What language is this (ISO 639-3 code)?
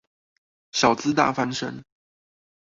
zho